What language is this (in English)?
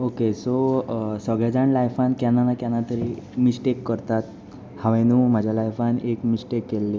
Konkani